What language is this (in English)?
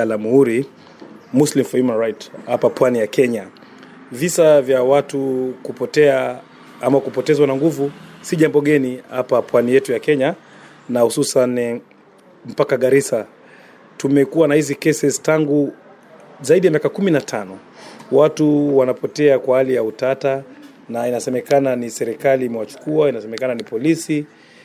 Swahili